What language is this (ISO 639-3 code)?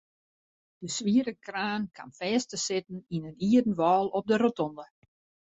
fry